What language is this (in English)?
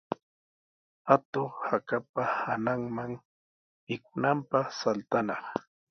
Sihuas Ancash Quechua